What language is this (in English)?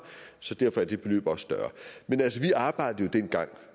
Danish